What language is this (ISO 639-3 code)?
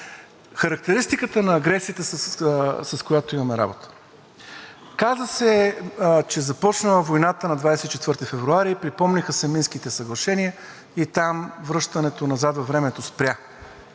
bul